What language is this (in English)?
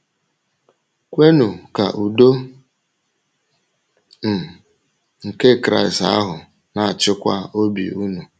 Igbo